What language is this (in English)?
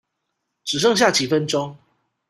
Chinese